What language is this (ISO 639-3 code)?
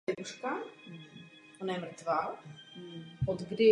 ces